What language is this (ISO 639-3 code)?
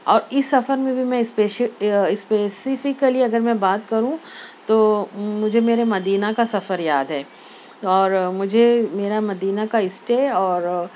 urd